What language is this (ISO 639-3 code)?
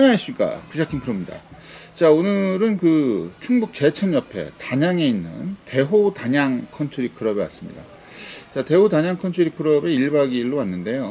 kor